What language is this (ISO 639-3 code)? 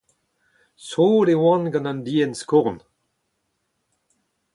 bre